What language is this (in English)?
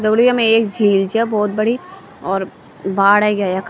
Garhwali